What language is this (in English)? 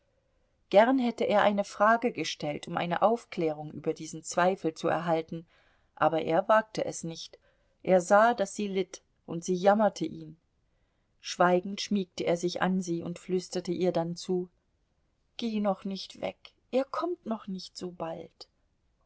German